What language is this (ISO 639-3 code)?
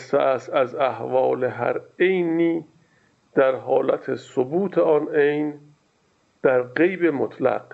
fas